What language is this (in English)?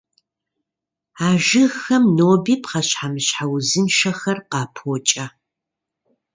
Kabardian